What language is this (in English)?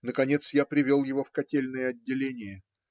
Russian